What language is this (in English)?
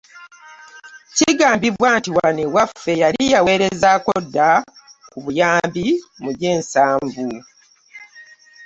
Ganda